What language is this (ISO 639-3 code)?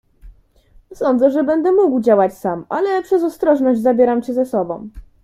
pol